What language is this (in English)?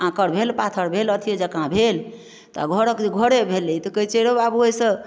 Maithili